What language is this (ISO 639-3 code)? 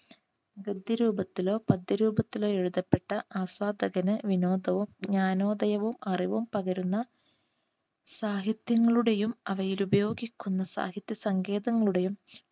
mal